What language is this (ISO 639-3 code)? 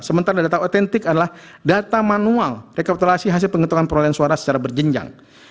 ind